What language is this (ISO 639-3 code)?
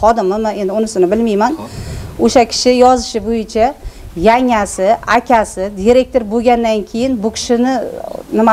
tur